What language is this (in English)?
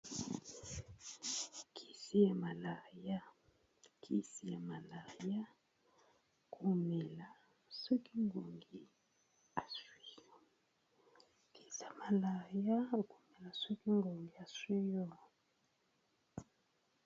Lingala